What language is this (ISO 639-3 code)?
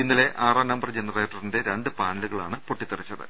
mal